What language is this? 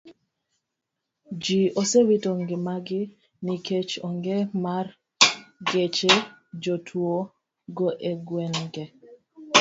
Luo (Kenya and Tanzania)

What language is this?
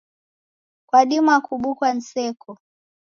Taita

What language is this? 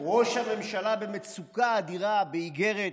Hebrew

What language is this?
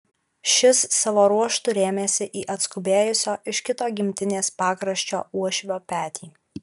Lithuanian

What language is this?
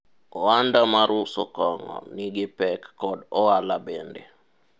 Luo (Kenya and Tanzania)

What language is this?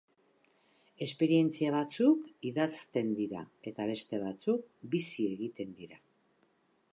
Basque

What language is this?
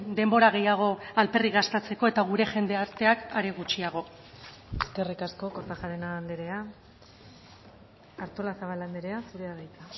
Basque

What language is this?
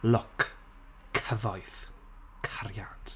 Welsh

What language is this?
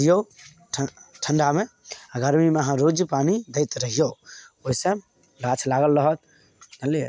Maithili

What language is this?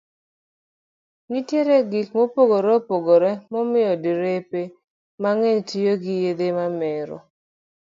Luo (Kenya and Tanzania)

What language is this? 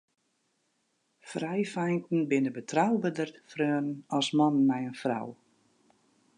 Western Frisian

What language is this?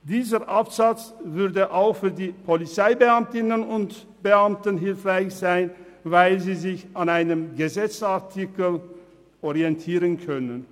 Swiss German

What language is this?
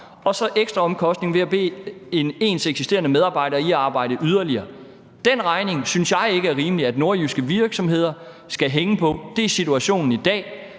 Danish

